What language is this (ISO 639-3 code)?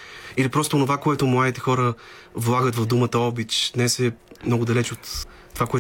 bul